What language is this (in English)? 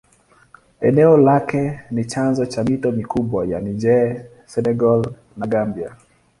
Swahili